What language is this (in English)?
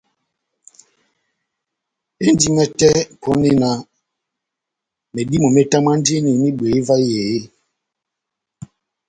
Batanga